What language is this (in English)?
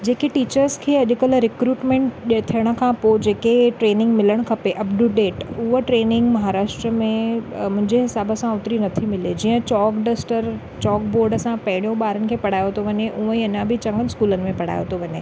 Sindhi